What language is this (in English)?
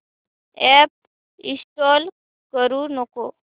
Marathi